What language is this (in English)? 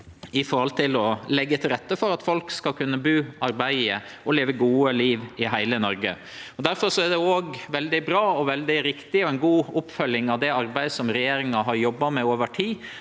Norwegian